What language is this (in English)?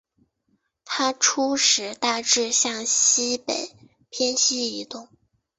Chinese